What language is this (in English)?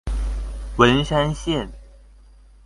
Chinese